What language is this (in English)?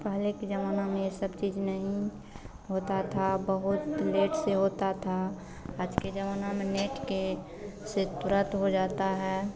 Hindi